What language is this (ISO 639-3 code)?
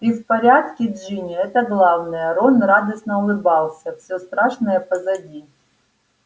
rus